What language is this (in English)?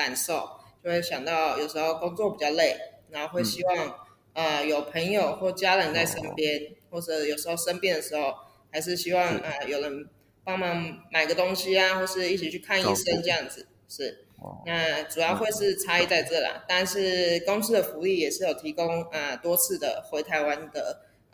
Chinese